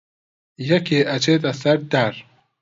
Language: Central Kurdish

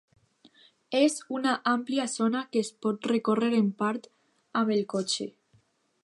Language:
Catalan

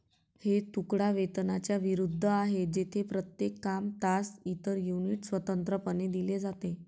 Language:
Marathi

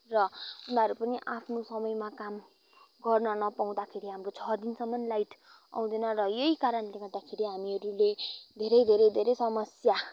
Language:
Nepali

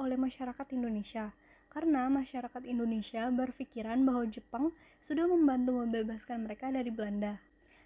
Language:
Indonesian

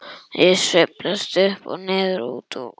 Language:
Icelandic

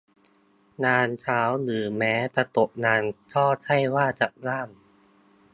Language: Thai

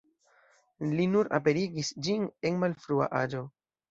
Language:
Esperanto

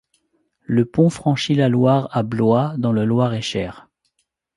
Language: French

